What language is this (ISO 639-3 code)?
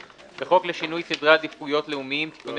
heb